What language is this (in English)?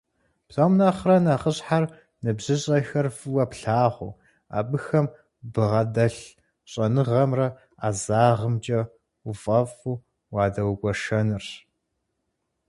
Kabardian